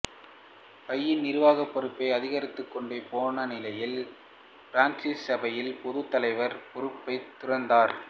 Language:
Tamil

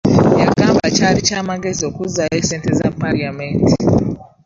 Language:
Ganda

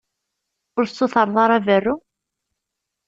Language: Kabyle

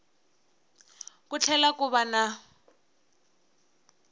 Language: Tsonga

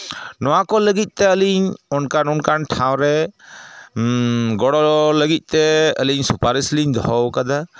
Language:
Santali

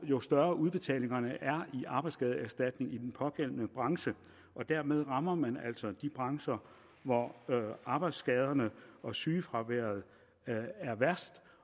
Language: Danish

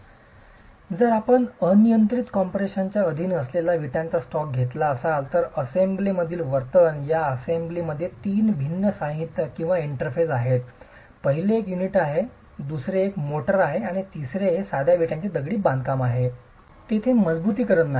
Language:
Marathi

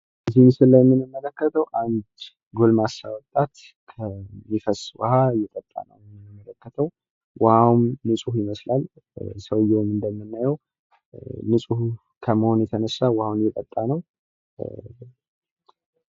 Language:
Amharic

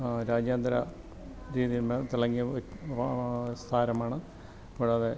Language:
Malayalam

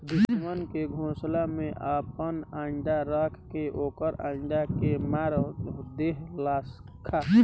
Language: Bhojpuri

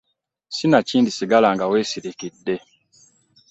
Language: Ganda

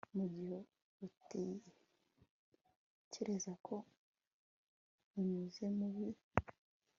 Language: Kinyarwanda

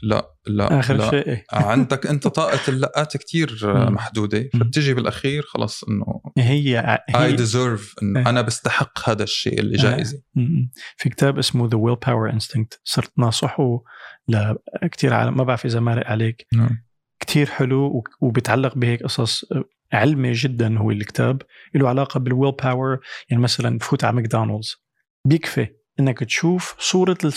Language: Arabic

